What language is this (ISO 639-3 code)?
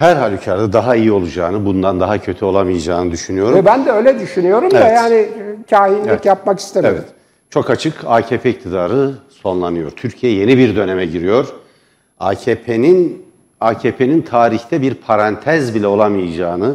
tur